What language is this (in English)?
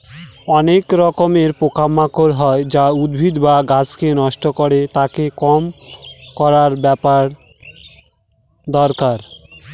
Bangla